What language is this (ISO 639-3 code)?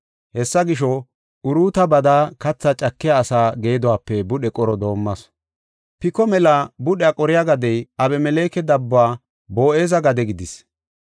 gof